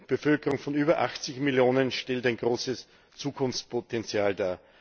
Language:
German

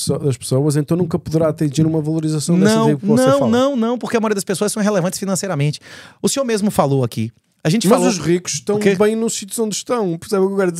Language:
Portuguese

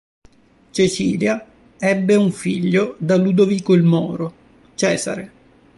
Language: Italian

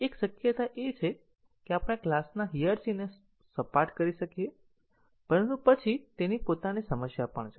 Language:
Gujarati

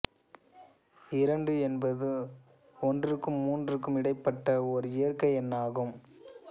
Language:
Tamil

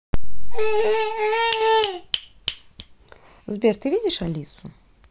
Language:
Russian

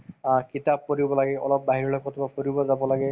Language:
Assamese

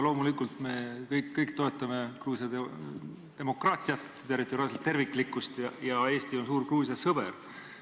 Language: Estonian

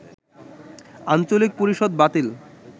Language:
Bangla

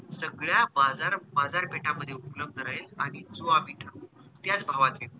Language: Marathi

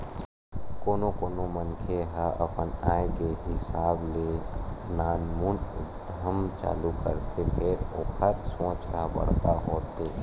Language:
Chhattisgarhi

